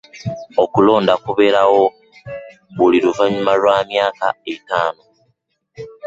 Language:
Ganda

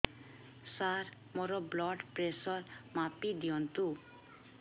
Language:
Odia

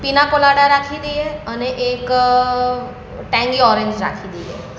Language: Gujarati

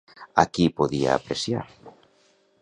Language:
Catalan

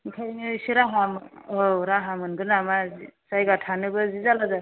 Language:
Bodo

